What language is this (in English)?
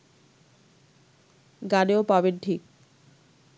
Bangla